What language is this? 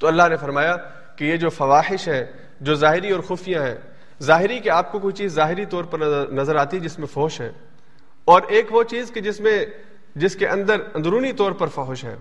Urdu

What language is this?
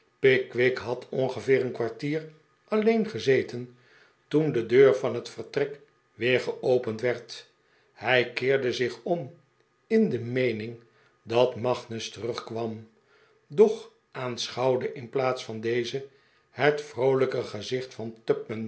Dutch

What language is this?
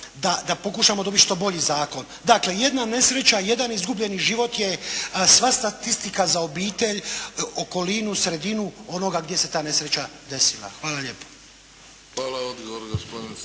Croatian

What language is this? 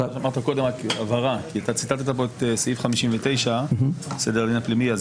Hebrew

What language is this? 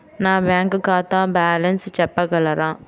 Telugu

